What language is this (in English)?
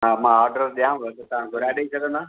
Sindhi